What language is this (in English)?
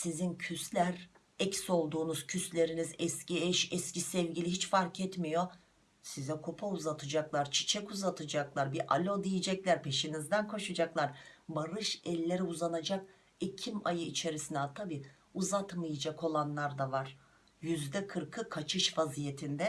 Turkish